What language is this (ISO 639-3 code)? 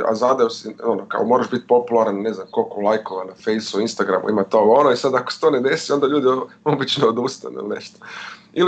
hrv